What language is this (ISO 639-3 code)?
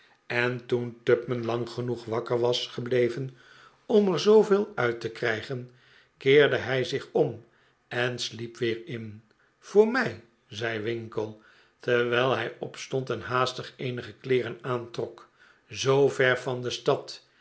nld